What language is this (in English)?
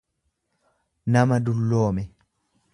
Oromo